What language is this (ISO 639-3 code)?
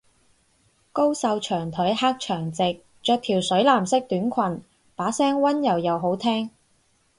yue